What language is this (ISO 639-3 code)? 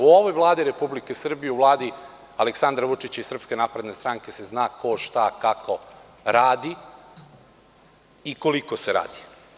srp